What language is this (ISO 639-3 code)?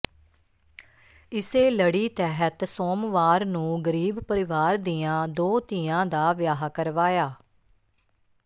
pan